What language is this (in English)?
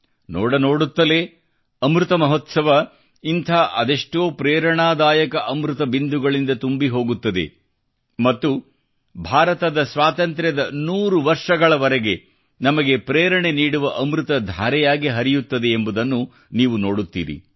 Kannada